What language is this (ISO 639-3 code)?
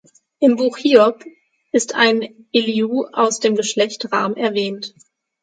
deu